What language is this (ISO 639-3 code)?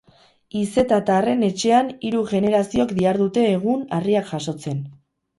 eus